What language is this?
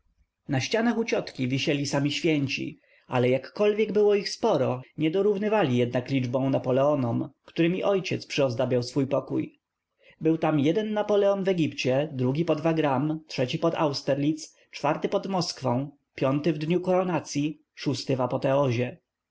Polish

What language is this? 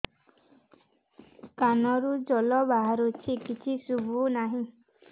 Odia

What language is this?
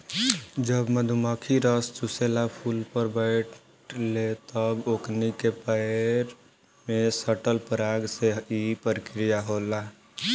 Bhojpuri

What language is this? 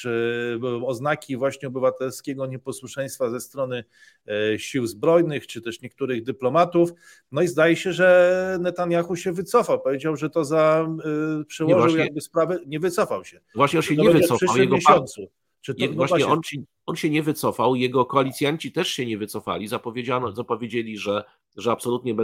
Polish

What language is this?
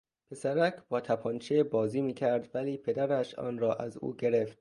Persian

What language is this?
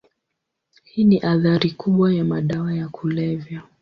Swahili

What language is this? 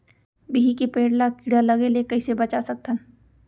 Chhattisgarhi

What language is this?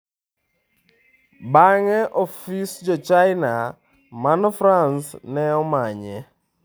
Luo (Kenya and Tanzania)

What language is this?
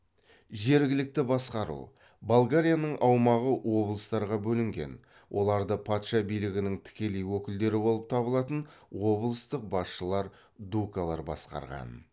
Kazakh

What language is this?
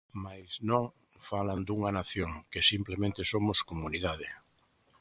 Galician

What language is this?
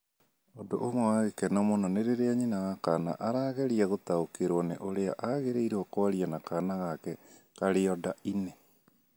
Kikuyu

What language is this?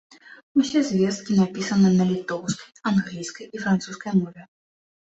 Belarusian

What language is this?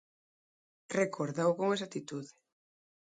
Galician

